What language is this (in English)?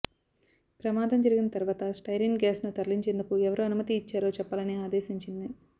Telugu